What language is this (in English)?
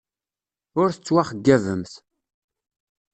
Kabyle